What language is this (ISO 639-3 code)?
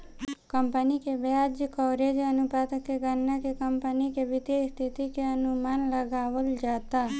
bho